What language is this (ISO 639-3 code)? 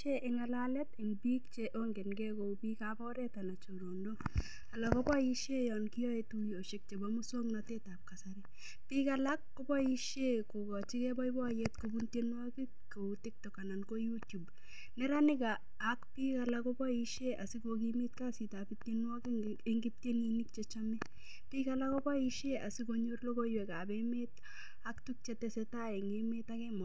kln